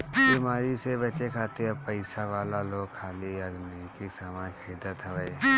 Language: Bhojpuri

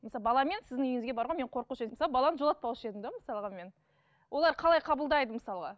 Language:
Kazakh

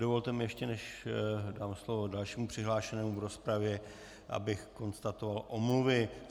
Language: Czech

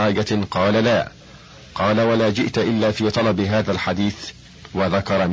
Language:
Arabic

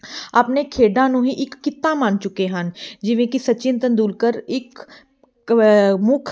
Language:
Punjabi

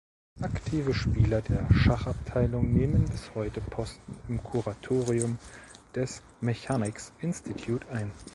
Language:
German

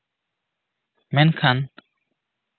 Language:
Santali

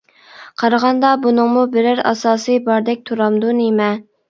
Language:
Uyghur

